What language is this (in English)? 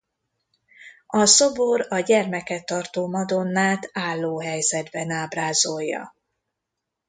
Hungarian